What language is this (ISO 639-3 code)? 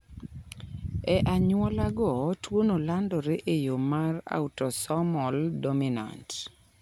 luo